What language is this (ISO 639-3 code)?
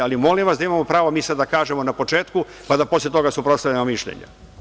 srp